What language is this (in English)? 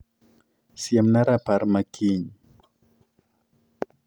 Luo (Kenya and Tanzania)